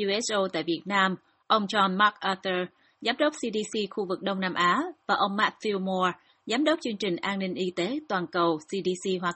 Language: Vietnamese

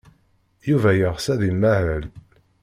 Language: Kabyle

